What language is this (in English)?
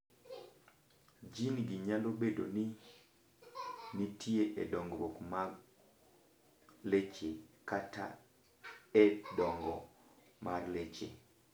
Luo (Kenya and Tanzania)